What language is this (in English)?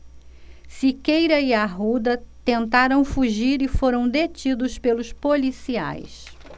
Portuguese